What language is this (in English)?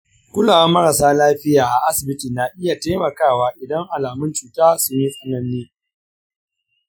Hausa